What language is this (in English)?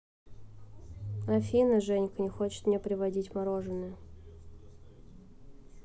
Russian